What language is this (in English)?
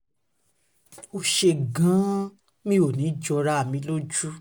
Yoruba